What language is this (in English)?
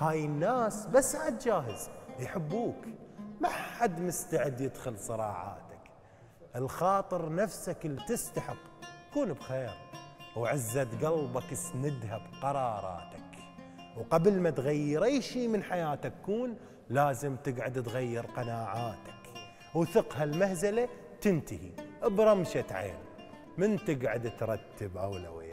Arabic